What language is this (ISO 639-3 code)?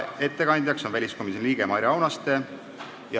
est